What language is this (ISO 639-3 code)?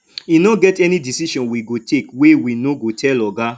pcm